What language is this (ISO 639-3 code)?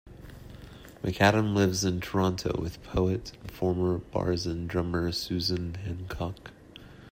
eng